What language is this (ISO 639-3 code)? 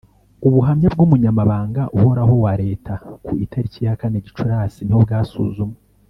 kin